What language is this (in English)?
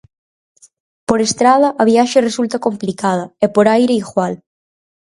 Galician